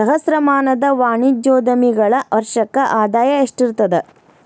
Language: Kannada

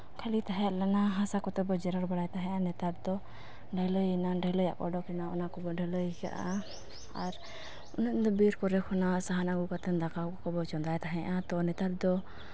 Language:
Santali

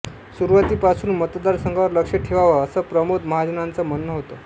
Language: Marathi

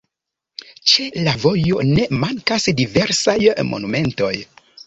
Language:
Esperanto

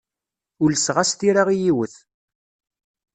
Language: Kabyle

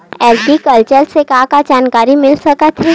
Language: Chhattisgarhi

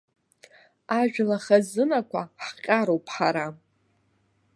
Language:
Abkhazian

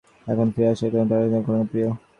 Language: Bangla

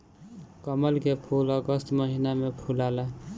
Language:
Bhojpuri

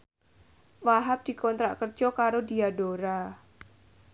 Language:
Javanese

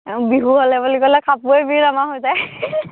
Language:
Assamese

